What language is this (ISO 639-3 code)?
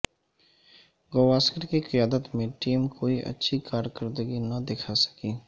urd